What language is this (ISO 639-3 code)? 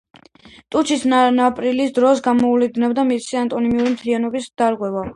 kat